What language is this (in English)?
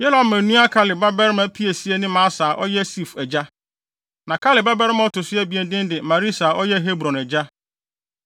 Akan